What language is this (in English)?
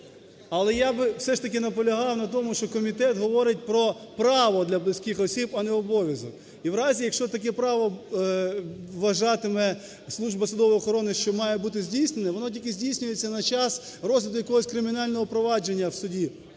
Ukrainian